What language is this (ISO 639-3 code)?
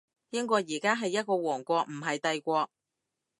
yue